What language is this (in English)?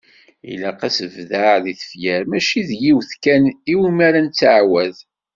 Kabyle